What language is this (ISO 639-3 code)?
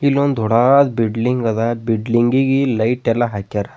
kan